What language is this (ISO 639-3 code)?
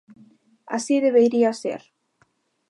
glg